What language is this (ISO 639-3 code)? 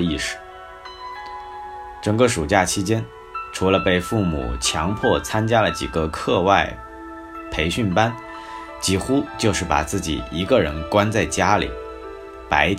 zho